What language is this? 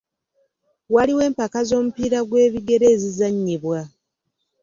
Ganda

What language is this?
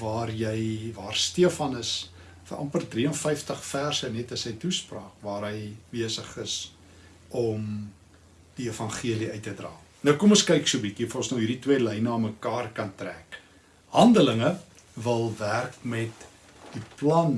Dutch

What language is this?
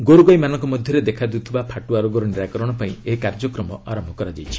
Odia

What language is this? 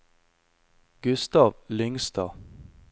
Norwegian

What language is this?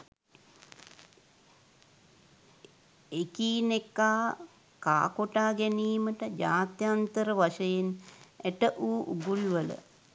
Sinhala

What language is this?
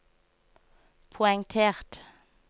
Norwegian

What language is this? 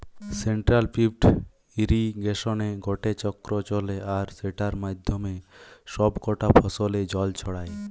Bangla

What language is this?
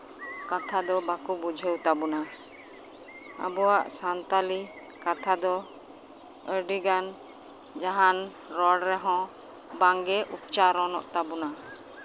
Santali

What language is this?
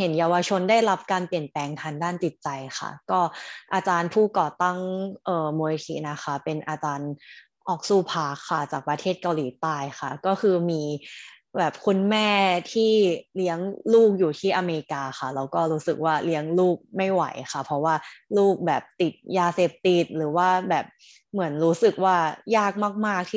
Thai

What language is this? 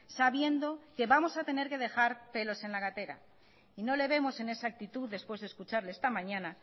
Spanish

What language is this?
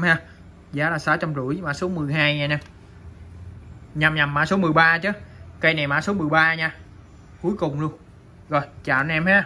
Vietnamese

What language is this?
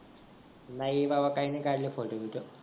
Marathi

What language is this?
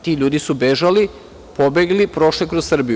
Serbian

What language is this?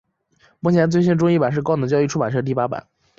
Chinese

